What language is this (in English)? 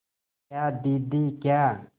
Hindi